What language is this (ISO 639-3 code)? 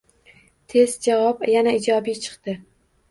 uzb